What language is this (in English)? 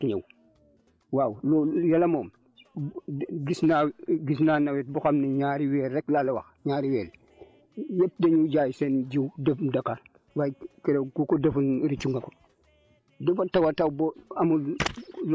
Wolof